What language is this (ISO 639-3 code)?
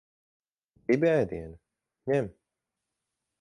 lav